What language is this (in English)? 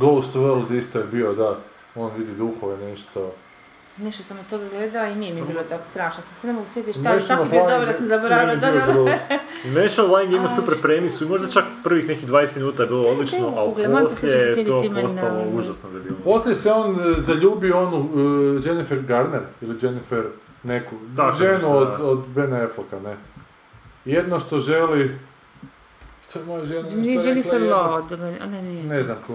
Croatian